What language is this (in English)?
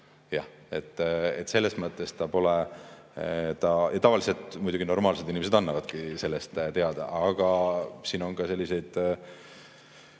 Estonian